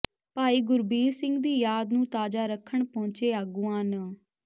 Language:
Punjabi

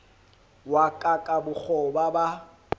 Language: Southern Sotho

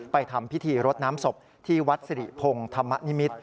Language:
Thai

